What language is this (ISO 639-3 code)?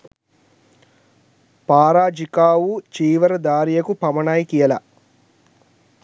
sin